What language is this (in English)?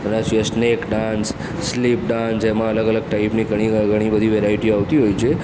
Gujarati